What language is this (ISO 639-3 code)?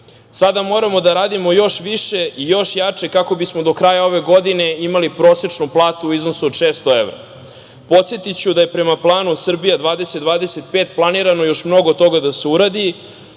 srp